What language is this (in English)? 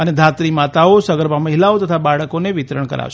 Gujarati